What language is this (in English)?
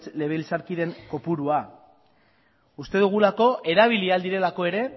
Basque